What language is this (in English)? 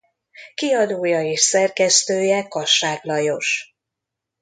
Hungarian